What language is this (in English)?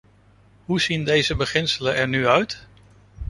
Dutch